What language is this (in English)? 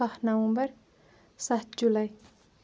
Kashmiri